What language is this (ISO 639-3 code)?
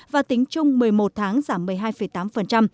vie